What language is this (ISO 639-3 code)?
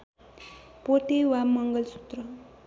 nep